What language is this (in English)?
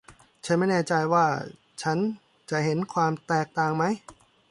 Thai